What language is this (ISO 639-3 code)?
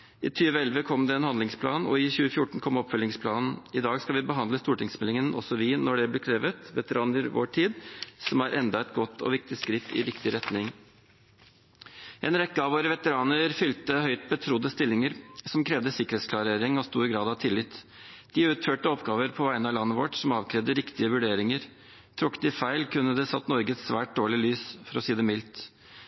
nob